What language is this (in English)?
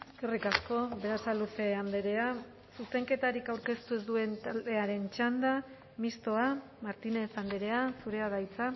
Basque